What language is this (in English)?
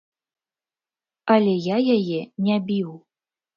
Belarusian